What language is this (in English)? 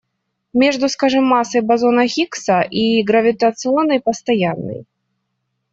Russian